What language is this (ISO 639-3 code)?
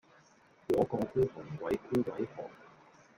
yue